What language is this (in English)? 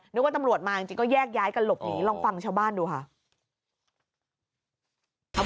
Thai